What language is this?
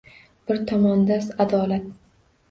Uzbek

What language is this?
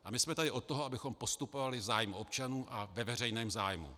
Czech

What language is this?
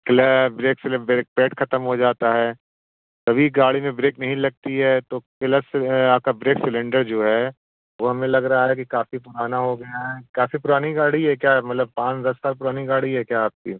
Hindi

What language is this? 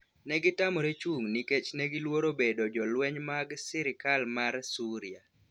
Luo (Kenya and Tanzania)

